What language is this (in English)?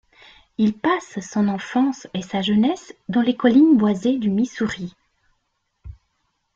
French